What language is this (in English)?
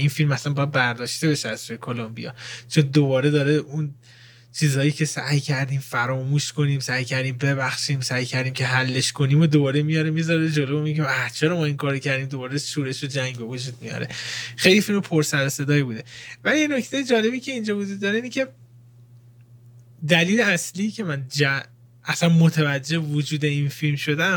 Persian